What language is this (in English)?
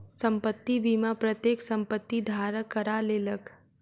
Maithili